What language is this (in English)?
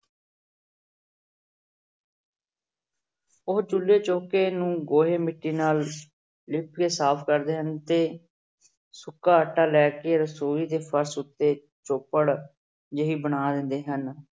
Punjabi